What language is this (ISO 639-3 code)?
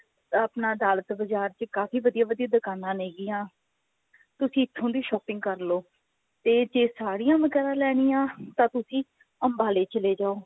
pan